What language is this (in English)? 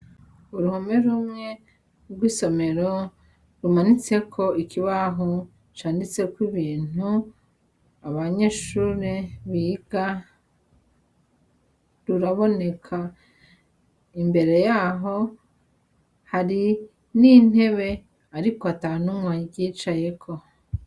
Rundi